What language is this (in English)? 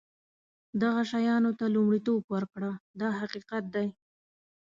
Pashto